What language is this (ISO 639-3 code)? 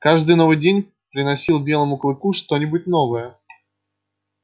rus